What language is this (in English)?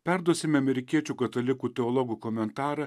Lithuanian